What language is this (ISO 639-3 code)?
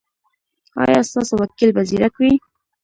pus